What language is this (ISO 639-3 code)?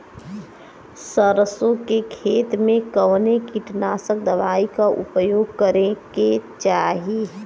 bho